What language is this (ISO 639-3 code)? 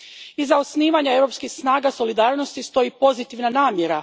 hrv